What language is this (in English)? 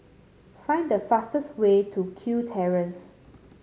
English